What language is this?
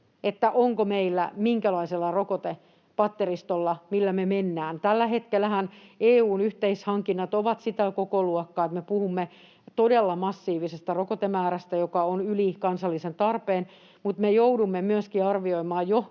Finnish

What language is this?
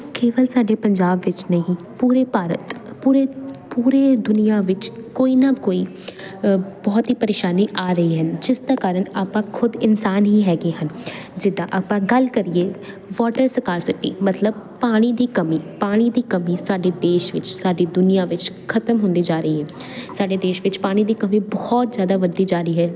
Punjabi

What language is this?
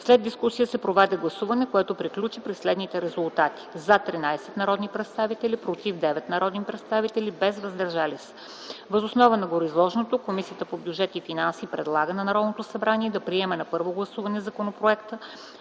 Bulgarian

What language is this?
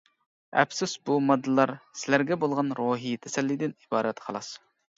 Uyghur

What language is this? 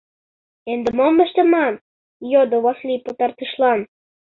Mari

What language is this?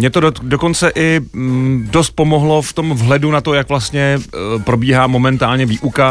Czech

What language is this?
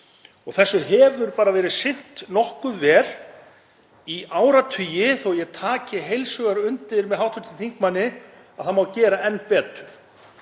Icelandic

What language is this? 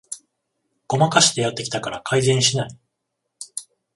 Japanese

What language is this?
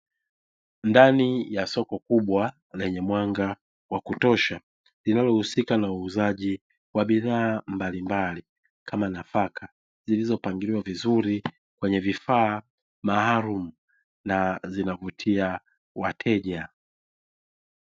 Swahili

